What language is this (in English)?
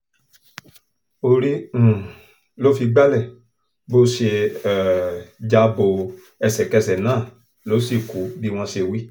Yoruba